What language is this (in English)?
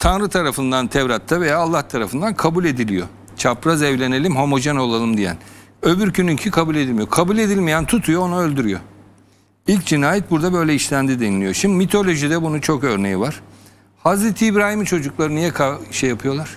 Turkish